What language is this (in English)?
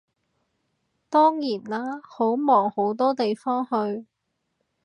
Cantonese